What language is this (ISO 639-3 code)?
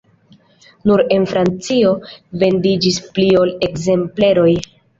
epo